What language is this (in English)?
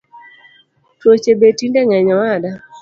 Luo (Kenya and Tanzania)